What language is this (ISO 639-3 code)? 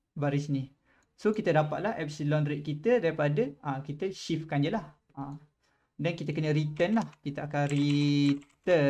msa